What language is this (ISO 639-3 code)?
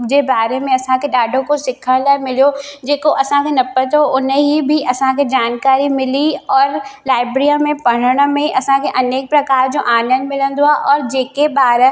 snd